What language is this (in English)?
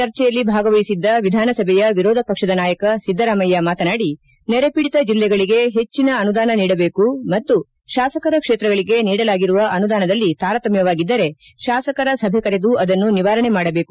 Kannada